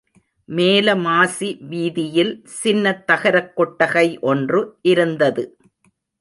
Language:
Tamil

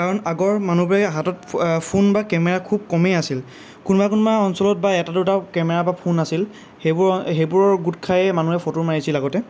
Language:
Assamese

